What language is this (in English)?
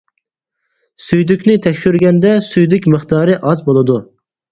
Uyghur